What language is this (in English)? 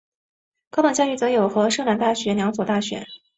Chinese